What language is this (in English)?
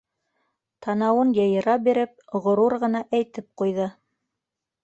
Bashkir